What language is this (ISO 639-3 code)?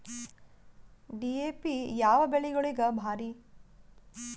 kan